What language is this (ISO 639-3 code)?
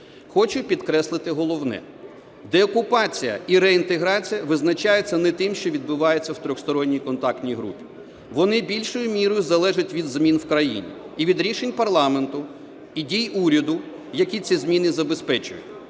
ukr